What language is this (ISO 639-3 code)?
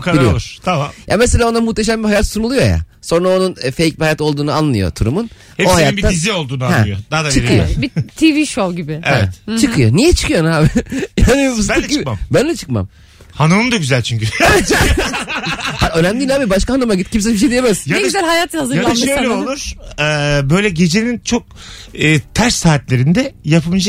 tur